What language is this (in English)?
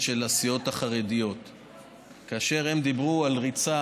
Hebrew